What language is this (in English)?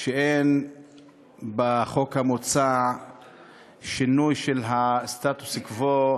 Hebrew